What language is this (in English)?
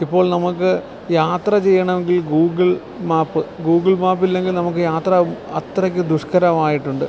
Malayalam